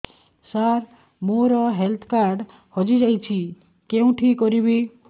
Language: Odia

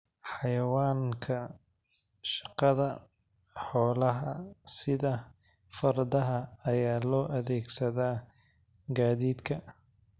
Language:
Somali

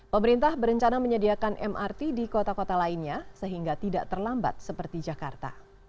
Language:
Indonesian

